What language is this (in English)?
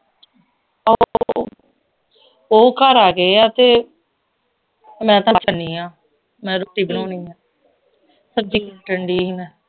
Punjabi